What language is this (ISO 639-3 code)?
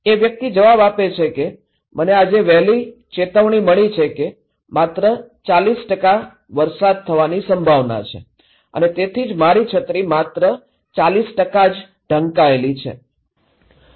guj